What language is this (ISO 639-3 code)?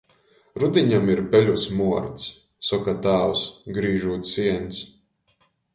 ltg